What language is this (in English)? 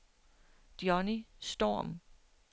Danish